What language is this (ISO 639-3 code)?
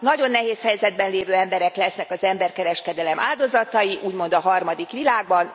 hun